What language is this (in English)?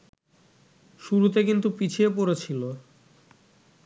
Bangla